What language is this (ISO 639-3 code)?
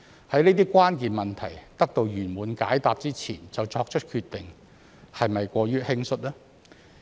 yue